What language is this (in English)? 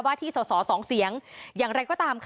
Thai